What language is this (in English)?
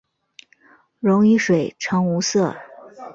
Chinese